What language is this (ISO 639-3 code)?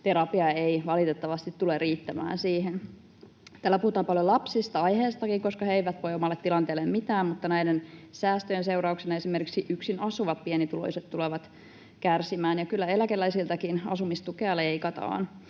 fin